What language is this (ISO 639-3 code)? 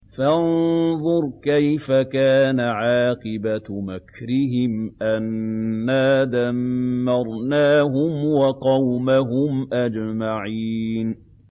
ara